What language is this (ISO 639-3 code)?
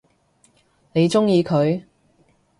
yue